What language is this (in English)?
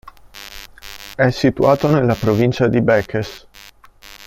Italian